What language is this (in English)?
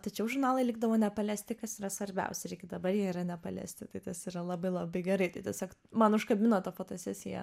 Lithuanian